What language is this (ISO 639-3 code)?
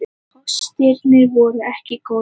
isl